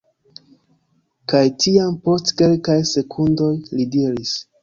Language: Esperanto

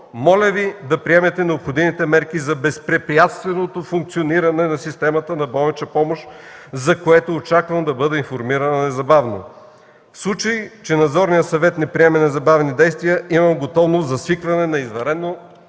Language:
Bulgarian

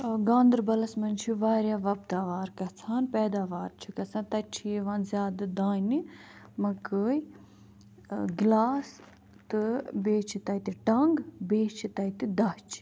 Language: Kashmiri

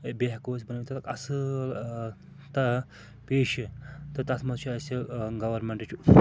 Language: Kashmiri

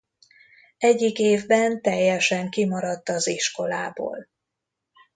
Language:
Hungarian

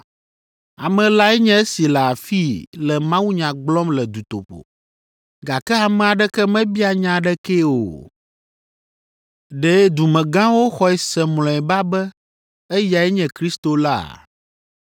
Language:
Ewe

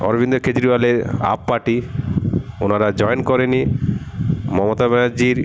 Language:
Bangla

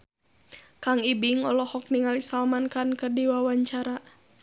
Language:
Sundanese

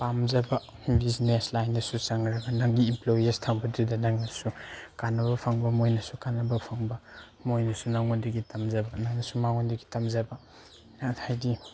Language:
Manipuri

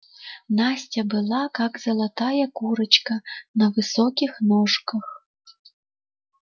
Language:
Russian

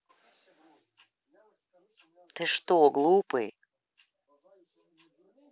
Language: Russian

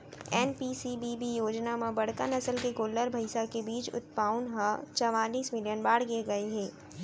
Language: Chhattisgarhi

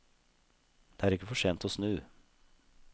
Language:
Norwegian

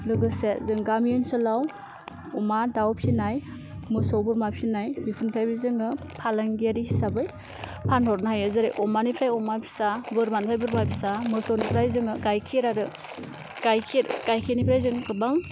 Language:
Bodo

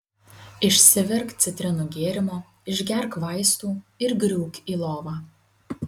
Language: Lithuanian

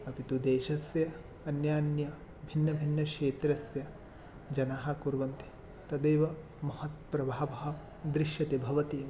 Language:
Sanskrit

